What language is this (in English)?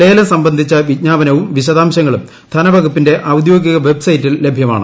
Malayalam